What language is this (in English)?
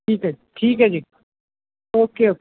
Punjabi